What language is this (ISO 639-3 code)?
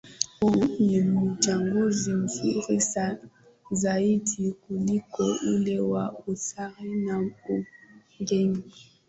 swa